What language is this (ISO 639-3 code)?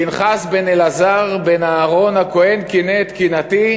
heb